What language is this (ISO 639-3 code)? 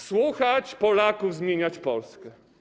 pol